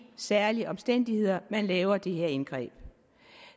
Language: Danish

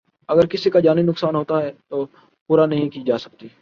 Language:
Urdu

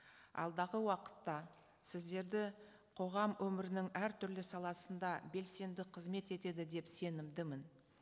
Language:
Kazakh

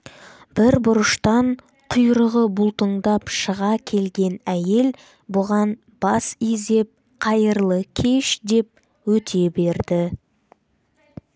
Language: Kazakh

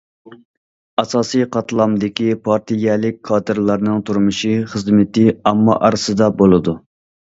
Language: Uyghur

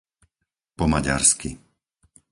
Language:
Slovak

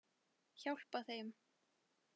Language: Icelandic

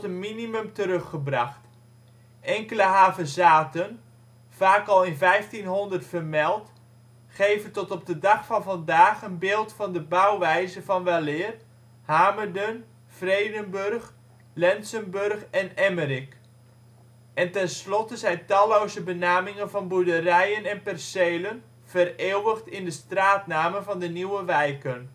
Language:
Dutch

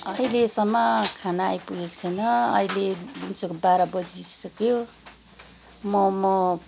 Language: Nepali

